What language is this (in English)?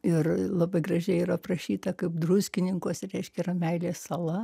Lithuanian